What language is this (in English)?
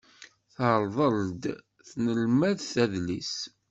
Kabyle